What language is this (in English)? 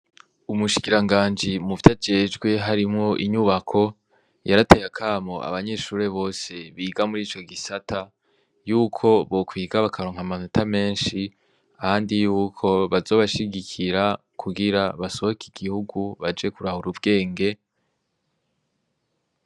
Rundi